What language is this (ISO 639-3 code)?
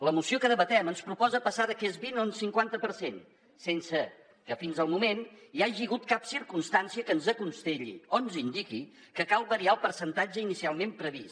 cat